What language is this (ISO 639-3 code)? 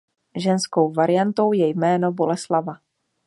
ces